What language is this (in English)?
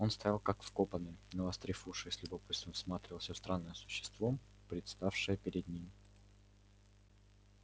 Russian